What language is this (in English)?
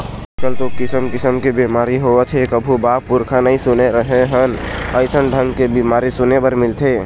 Chhattisgarhi